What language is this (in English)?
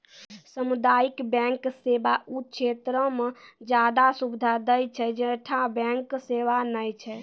Maithili